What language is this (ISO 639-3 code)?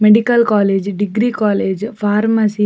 tcy